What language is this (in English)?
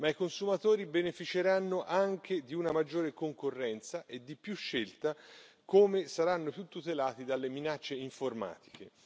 Italian